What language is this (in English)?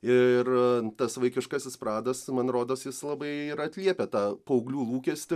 Lithuanian